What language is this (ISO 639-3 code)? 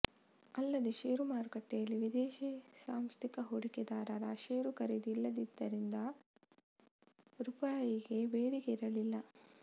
kan